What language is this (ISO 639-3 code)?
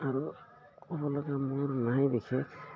asm